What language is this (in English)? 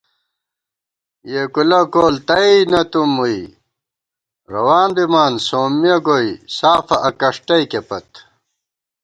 Gawar-Bati